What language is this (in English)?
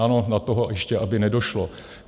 Czech